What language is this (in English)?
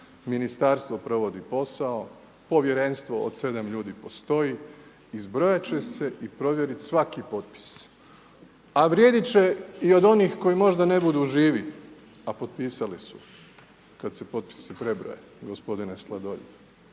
Croatian